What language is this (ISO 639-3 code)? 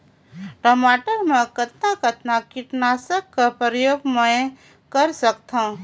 hne